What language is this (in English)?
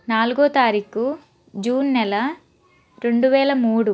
Telugu